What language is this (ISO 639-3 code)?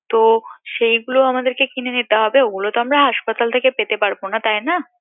ben